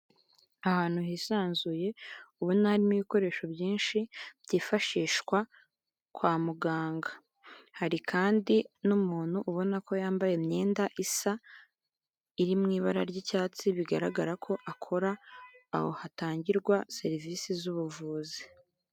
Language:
Kinyarwanda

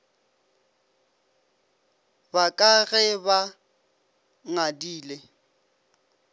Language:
Northern Sotho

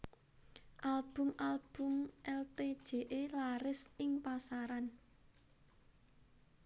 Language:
Javanese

